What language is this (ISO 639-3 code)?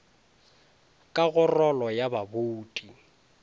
nso